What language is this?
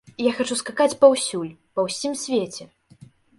Belarusian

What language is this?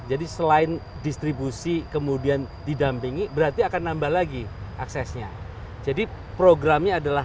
Indonesian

